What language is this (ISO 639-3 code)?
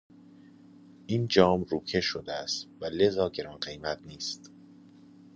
fas